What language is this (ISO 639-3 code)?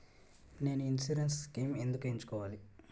tel